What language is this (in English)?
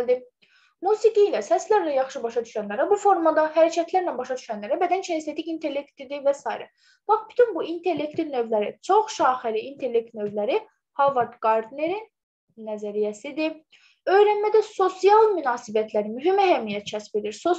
Turkish